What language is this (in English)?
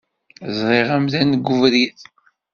Kabyle